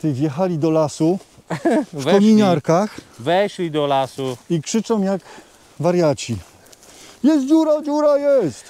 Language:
Polish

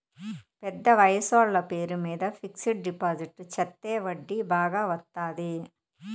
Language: Telugu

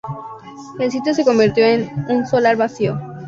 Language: Spanish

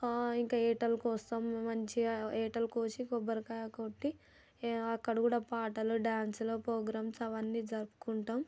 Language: Telugu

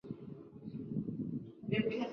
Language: Chinese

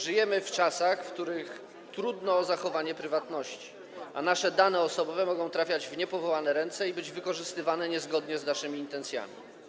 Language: Polish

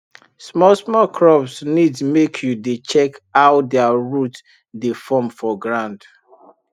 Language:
Nigerian Pidgin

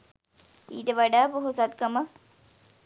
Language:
Sinhala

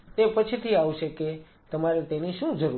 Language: Gujarati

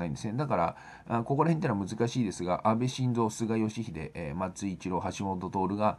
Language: Japanese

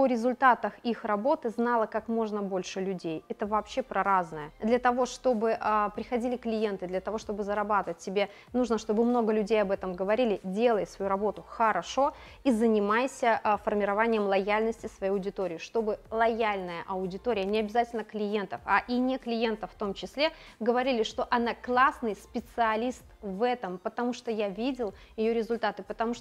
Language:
Russian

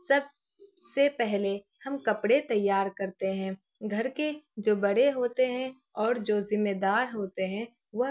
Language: Urdu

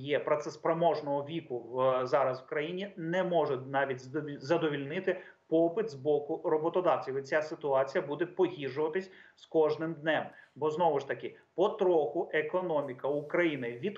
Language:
Ukrainian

